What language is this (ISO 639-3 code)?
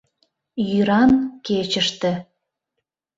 chm